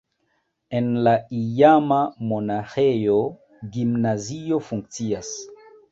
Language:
Esperanto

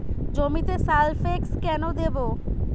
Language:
Bangla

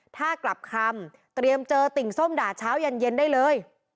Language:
Thai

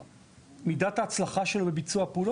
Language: Hebrew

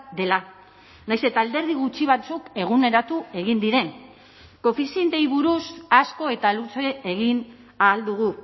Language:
Basque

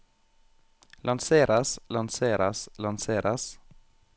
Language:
Norwegian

